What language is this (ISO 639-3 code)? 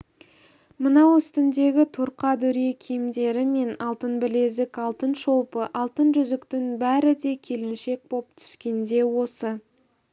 kaz